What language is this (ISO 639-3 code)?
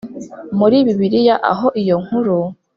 kin